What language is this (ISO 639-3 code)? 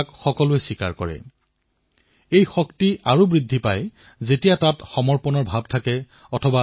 asm